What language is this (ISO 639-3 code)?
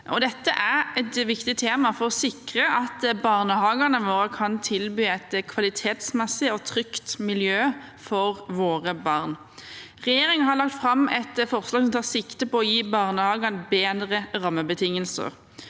nor